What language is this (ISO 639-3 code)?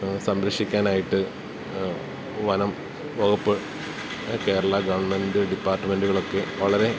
mal